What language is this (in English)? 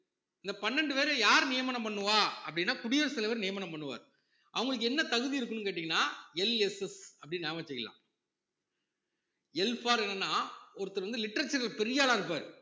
Tamil